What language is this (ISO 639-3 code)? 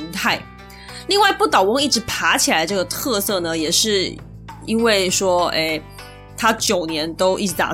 zho